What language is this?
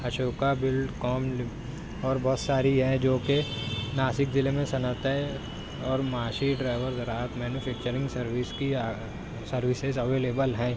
Urdu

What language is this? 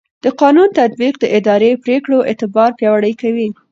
Pashto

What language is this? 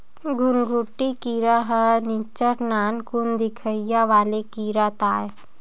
Chhattisgarhi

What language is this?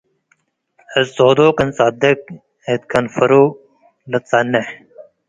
Tigre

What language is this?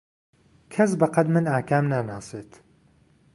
Central Kurdish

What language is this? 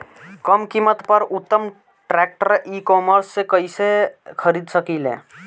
Bhojpuri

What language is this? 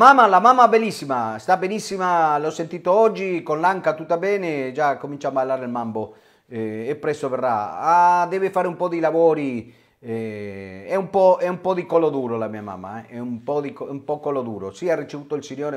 Italian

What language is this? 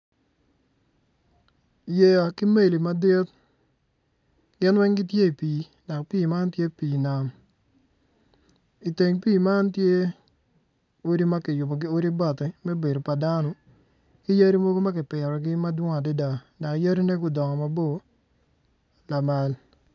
Acoli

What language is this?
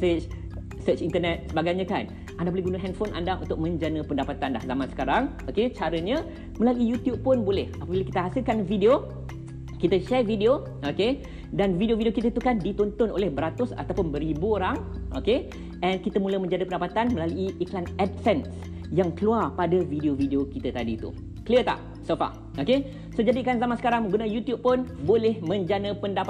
Malay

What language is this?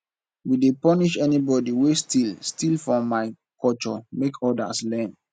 Nigerian Pidgin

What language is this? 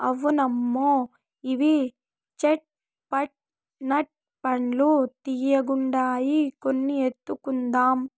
Telugu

